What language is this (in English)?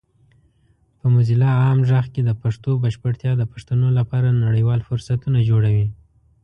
Pashto